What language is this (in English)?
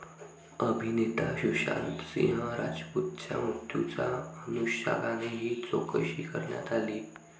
Marathi